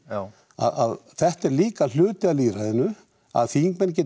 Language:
Icelandic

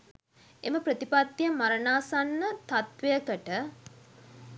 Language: Sinhala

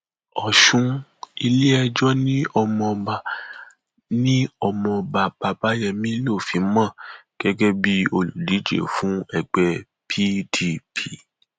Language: Yoruba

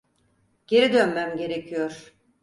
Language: Turkish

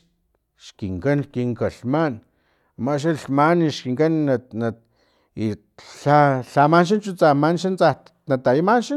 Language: Filomena Mata-Coahuitlán Totonac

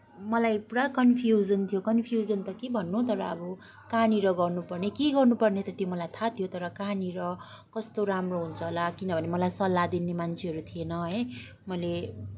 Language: Nepali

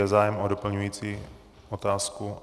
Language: Czech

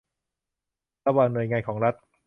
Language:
Thai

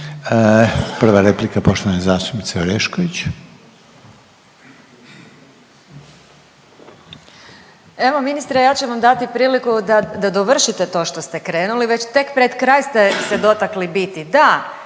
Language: Croatian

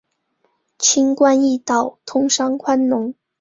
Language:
Chinese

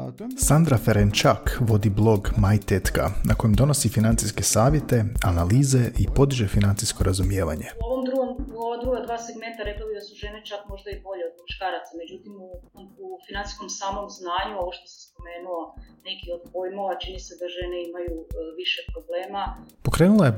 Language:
Croatian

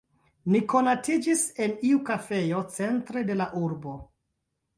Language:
Esperanto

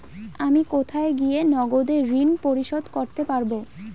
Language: Bangla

